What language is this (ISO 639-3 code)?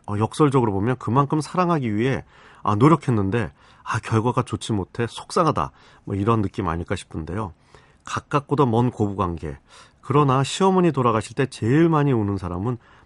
kor